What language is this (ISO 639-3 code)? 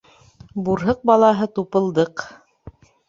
bak